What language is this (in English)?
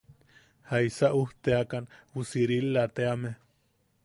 Yaqui